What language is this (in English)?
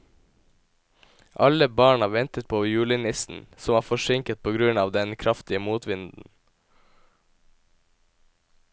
Norwegian